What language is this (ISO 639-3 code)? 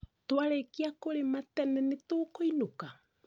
kik